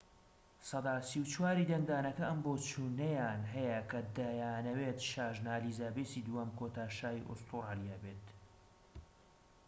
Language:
Central Kurdish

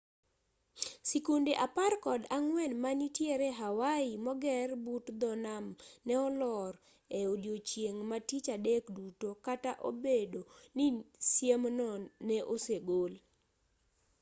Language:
Luo (Kenya and Tanzania)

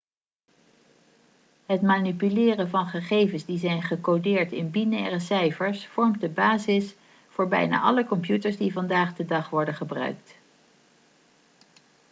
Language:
Dutch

